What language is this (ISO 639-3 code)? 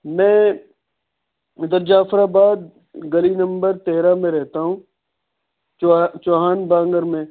urd